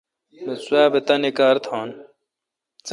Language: Kalkoti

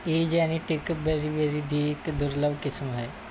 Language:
Punjabi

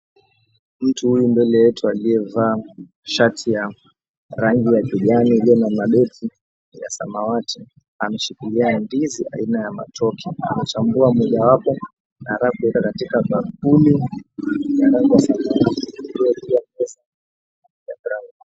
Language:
Swahili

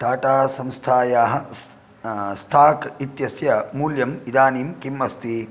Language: Sanskrit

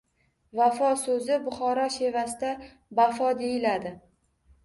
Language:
Uzbek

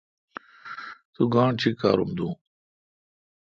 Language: Kalkoti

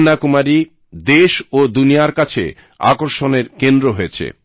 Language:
Bangla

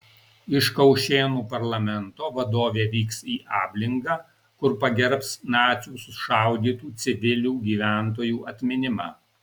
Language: Lithuanian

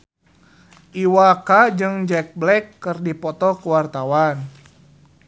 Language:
Sundanese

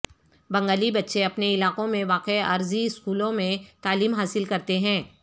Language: Urdu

